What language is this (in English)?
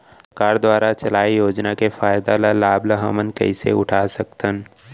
Chhattisgarhi